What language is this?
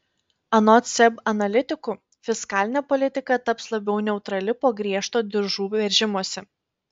Lithuanian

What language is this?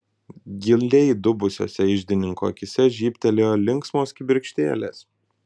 Lithuanian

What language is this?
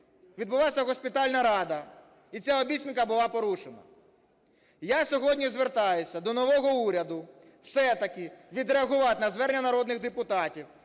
Ukrainian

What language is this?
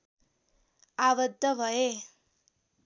Nepali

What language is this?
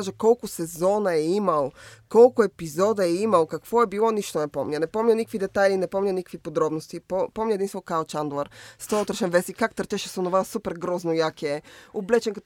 Bulgarian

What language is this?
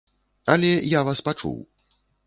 Belarusian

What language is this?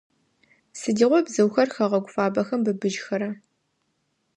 Adyghe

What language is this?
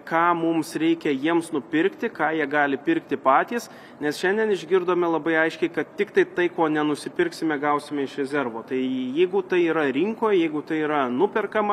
Lithuanian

